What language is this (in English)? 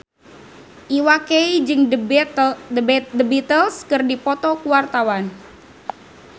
Sundanese